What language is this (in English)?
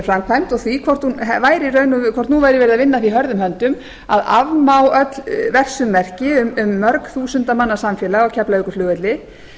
Icelandic